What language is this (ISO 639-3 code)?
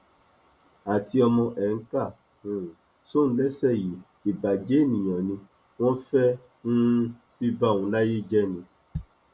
yor